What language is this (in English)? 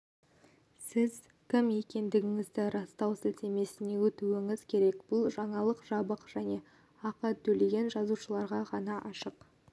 Kazakh